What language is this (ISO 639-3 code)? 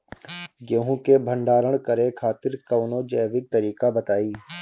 bho